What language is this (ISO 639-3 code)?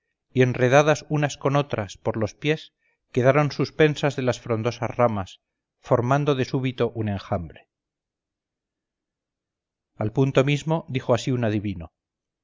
spa